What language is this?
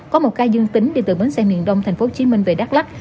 Vietnamese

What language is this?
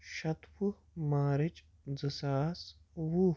Kashmiri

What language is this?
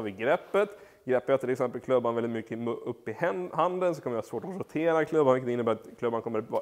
Swedish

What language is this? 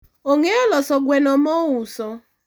Luo (Kenya and Tanzania)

